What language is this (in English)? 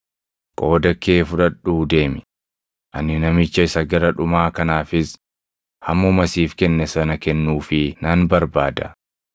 Oromo